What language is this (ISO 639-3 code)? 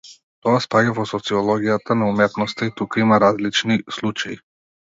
mkd